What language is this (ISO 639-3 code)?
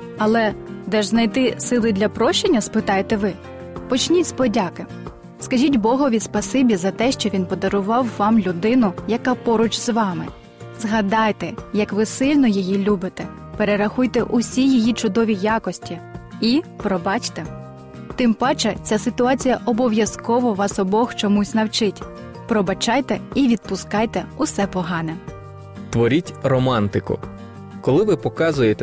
ukr